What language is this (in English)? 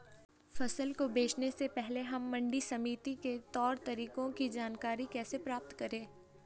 Hindi